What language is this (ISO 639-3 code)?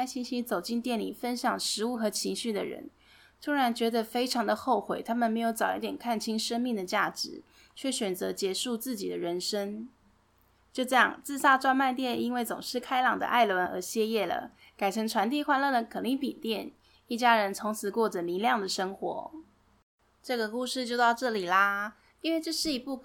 zho